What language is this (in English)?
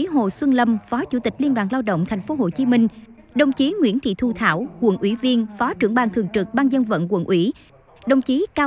Vietnamese